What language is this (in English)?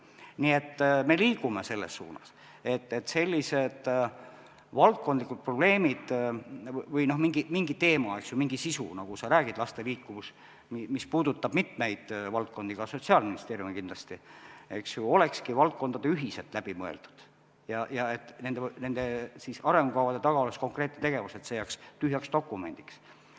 Estonian